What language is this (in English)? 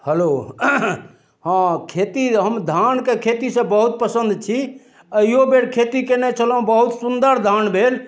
Maithili